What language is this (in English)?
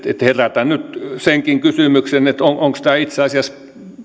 Finnish